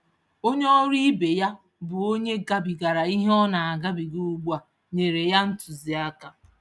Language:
Igbo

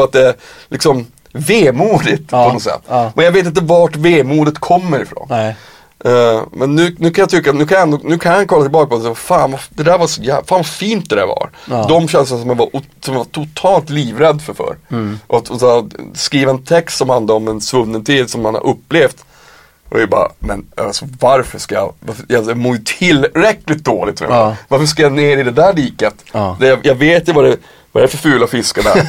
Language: Swedish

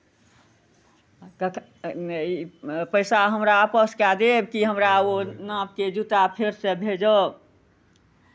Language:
Maithili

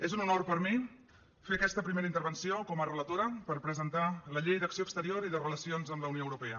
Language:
Catalan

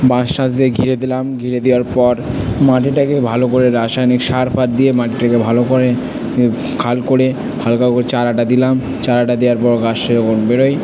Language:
Bangla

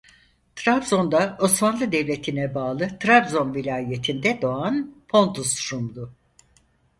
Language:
Turkish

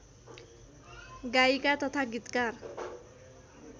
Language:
Nepali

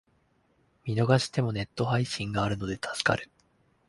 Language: Japanese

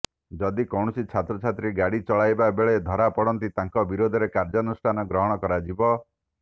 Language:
Odia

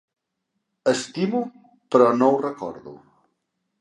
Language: Catalan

